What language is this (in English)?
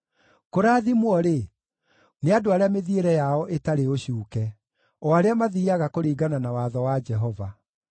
Kikuyu